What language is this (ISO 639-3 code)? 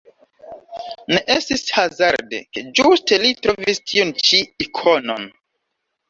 epo